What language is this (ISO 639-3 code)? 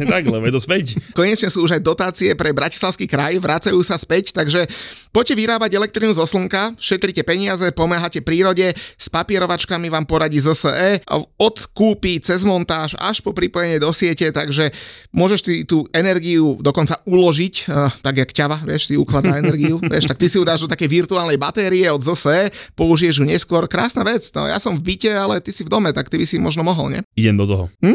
slk